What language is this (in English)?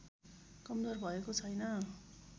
Nepali